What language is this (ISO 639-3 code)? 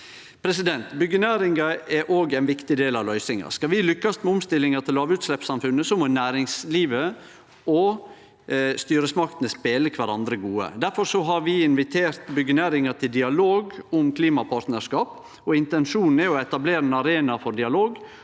nor